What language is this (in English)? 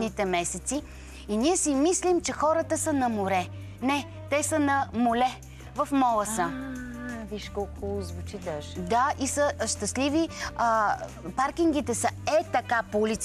Bulgarian